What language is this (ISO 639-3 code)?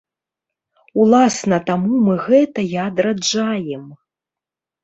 bel